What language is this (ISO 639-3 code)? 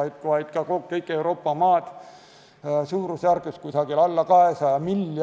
est